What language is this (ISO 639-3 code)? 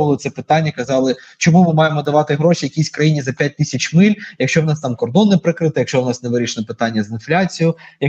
ukr